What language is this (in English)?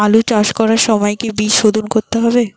Bangla